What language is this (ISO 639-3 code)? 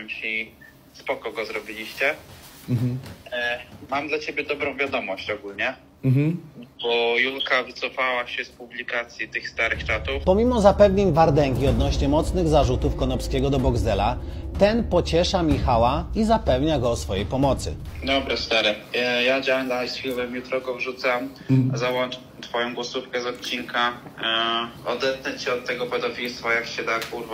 pol